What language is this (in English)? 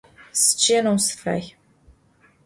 Adyghe